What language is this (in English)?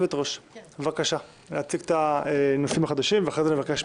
Hebrew